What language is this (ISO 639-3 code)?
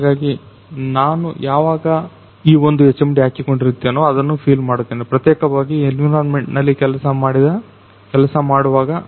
kan